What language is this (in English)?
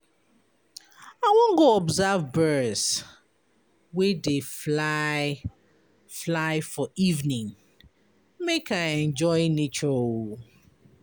Nigerian Pidgin